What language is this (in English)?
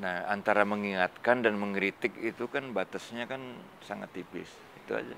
Indonesian